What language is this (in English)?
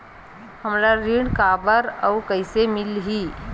Chhattisgarhi